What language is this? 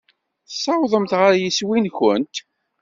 Kabyle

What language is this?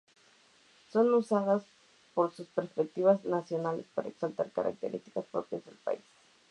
Spanish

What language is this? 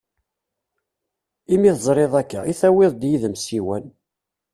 Kabyle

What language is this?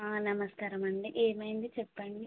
Telugu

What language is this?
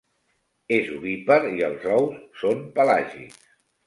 Catalan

